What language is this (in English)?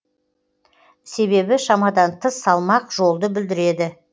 Kazakh